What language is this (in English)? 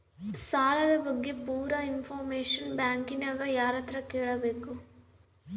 Kannada